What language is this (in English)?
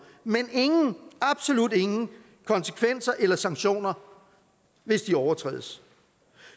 Danish